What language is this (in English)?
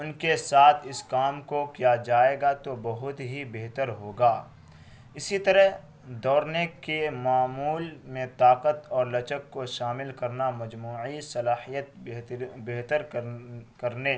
Urdu